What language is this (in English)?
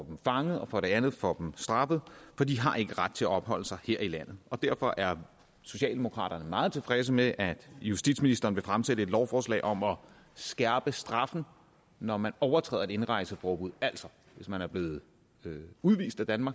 Danish